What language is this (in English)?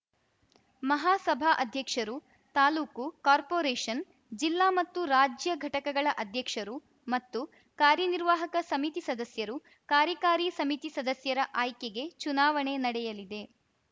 Kannada